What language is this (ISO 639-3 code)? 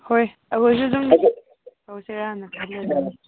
mni